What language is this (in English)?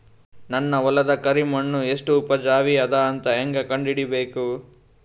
Kannada